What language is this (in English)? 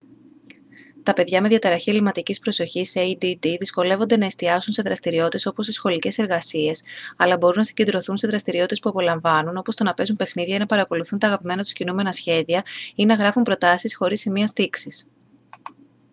Greek